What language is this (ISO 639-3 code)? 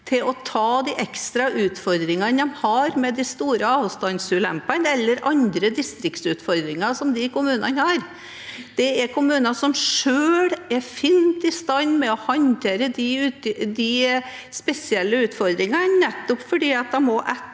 nor